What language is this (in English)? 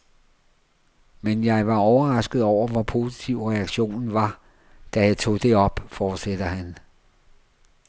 Danish